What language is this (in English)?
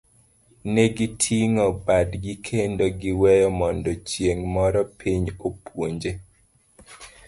Luo (Kenya and Tanzania)